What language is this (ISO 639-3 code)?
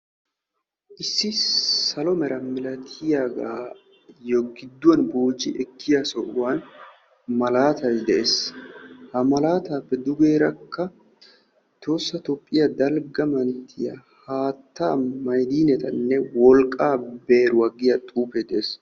wal